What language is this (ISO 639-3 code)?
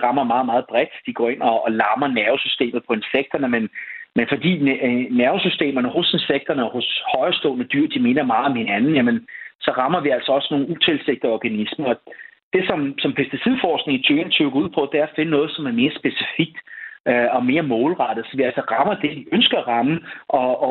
dan